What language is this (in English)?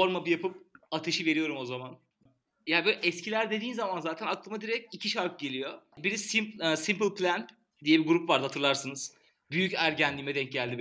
Turkish